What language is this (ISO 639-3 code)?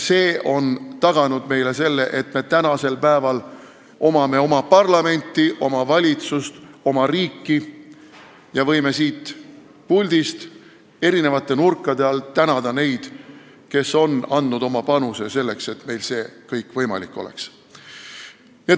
est